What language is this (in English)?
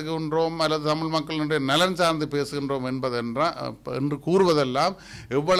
Tamil